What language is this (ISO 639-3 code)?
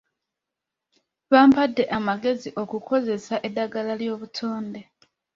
lug